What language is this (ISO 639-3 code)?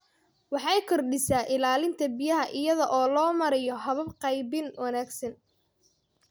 som